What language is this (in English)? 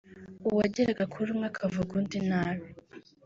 Kinyarwanda